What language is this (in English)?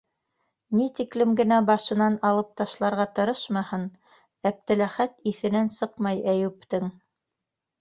Bashkir